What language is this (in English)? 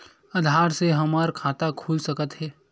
Chhattisgarhi